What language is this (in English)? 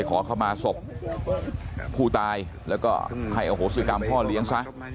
Thai